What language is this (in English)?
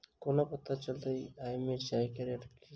Maithili